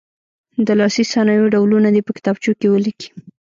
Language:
Pashto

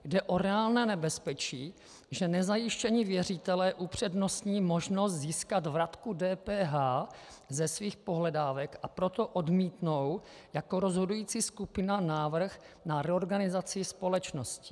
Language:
Czech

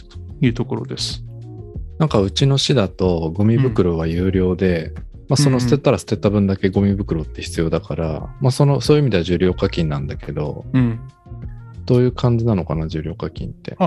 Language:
Japanese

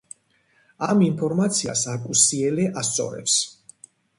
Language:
Georgian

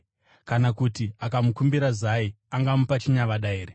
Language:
Shona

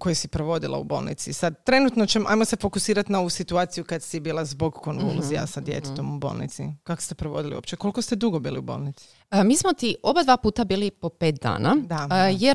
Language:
Croatian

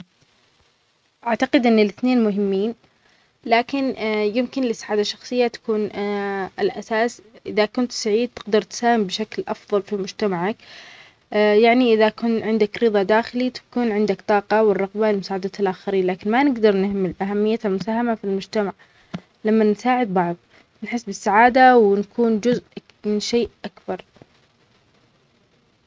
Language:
Omani Arabic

